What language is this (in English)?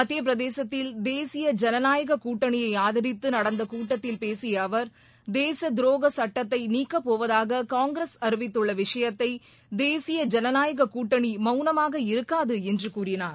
Tamil